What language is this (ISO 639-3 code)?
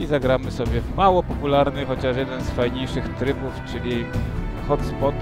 pol